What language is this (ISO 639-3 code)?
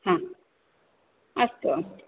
san